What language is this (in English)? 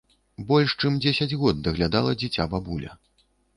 Belarusian